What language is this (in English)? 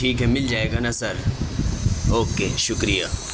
Urdu